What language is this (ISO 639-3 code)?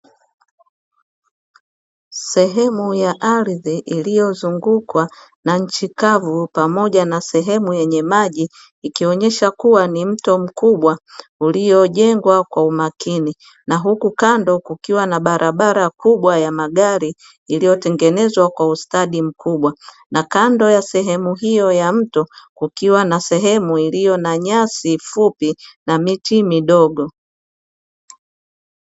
swa